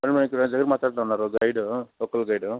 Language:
Telugu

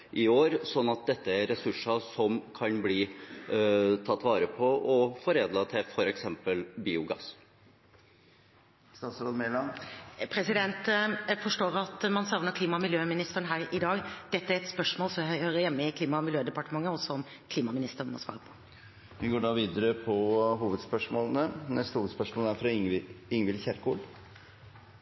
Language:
Norwegian Bokmål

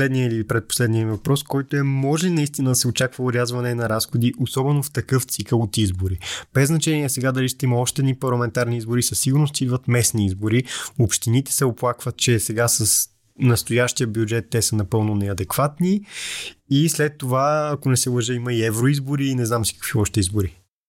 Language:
Bulgarian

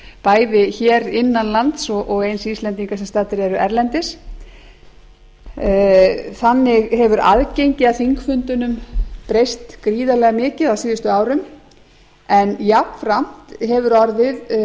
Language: Icelandic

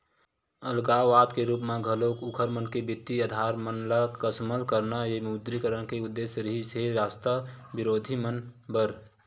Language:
Chhattisgarhi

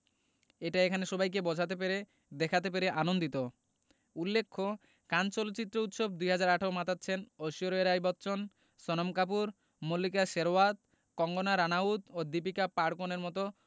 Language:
Bangla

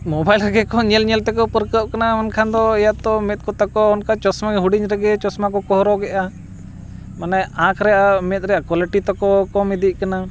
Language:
Santali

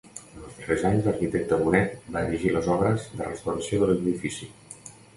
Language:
Catalan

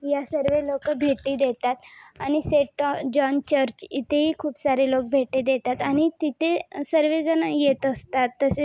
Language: Marathi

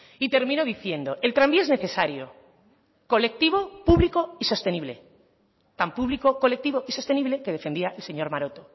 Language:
Spanish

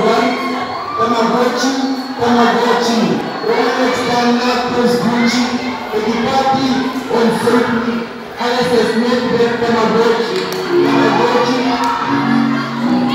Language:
Dutch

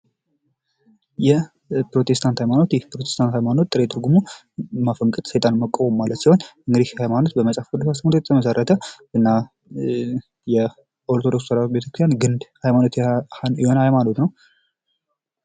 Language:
Amharic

